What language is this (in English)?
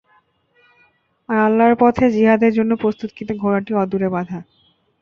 Bangla